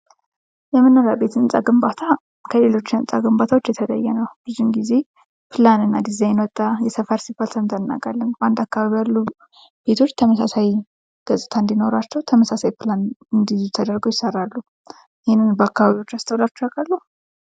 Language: Amharic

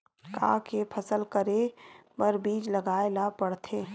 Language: Chhattisgarhi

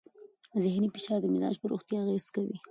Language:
Pashto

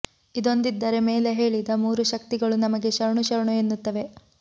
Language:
Kannada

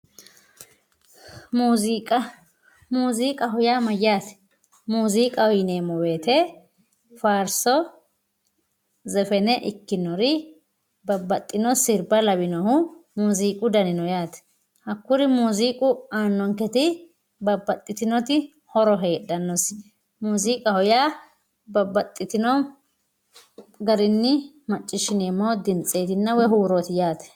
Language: Sidamo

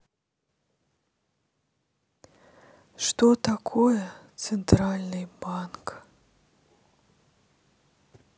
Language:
Russian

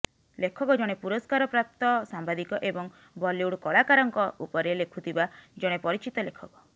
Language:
Odia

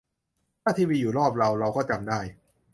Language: Thai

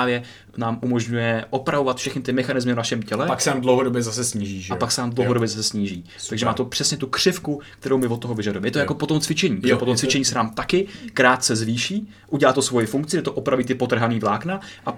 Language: Czech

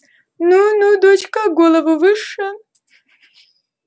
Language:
Russian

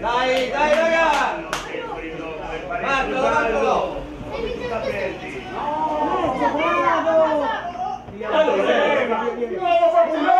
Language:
Italian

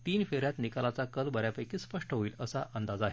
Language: Marathi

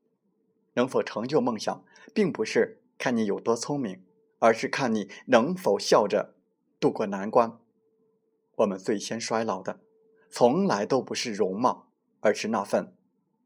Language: Chinese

